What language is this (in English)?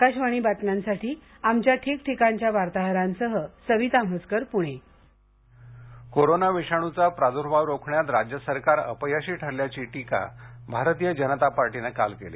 Marathi